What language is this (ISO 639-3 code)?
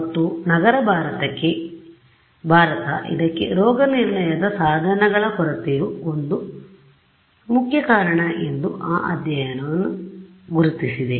kan